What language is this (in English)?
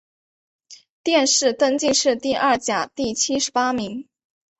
Chinese